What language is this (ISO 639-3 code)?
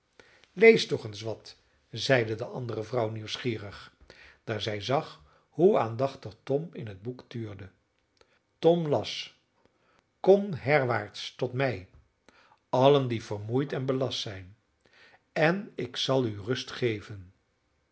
nld